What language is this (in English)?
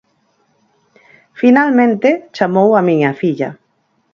Galician